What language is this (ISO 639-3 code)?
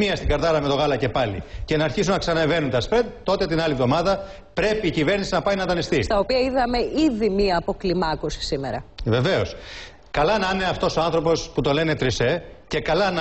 ell